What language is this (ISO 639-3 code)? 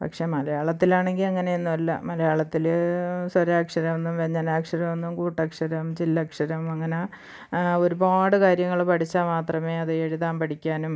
mal